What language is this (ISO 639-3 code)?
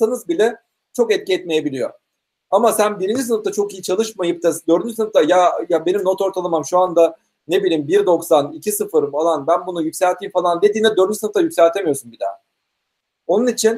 tur